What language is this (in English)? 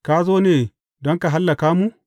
Hausa